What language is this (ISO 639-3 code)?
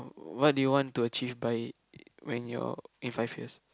eng